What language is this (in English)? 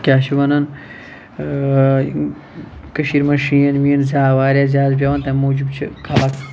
Kashmiri